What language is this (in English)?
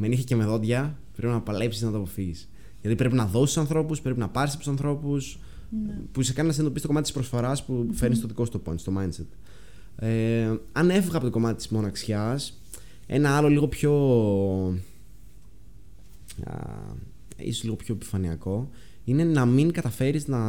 Greek